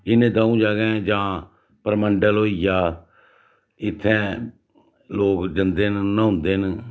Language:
Dogri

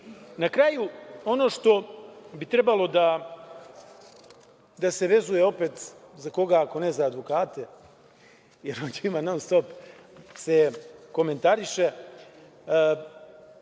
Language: Serbian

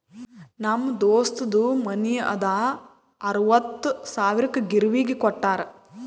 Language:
Kannada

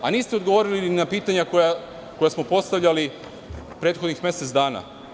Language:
Serbian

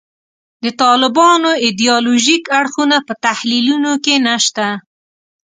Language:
Pashto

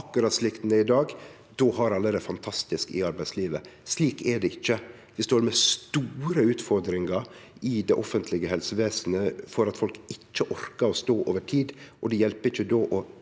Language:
Norwegian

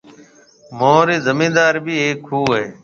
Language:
Marwari (Pakistan)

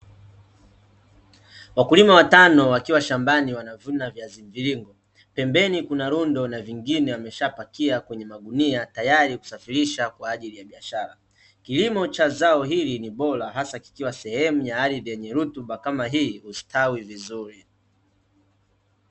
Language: Swahili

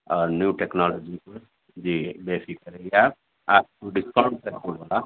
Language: Urdu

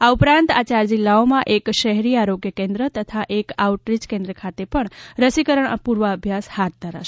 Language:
Gujarati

